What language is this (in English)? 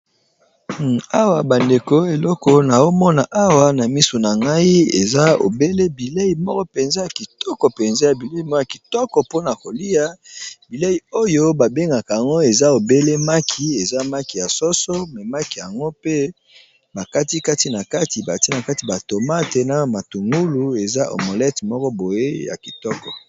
Lingala